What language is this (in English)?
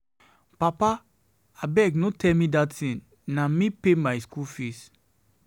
Nigerian Pidgin